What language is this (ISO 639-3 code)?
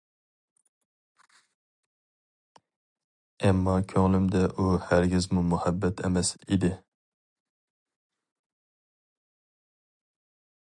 uig